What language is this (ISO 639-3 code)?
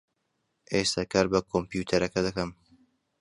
ckb